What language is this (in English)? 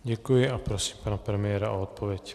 Czech